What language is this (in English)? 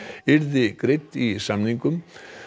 Icelandic